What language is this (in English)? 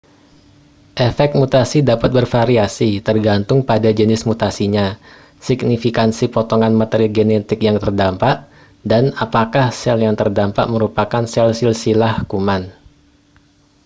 Indonesian